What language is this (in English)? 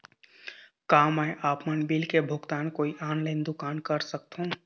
Chhattisgarhi